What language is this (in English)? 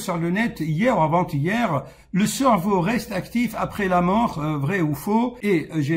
French